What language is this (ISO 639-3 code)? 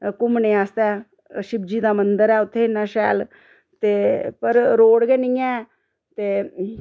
doi